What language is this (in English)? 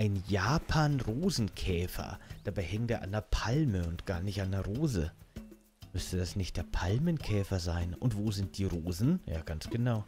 German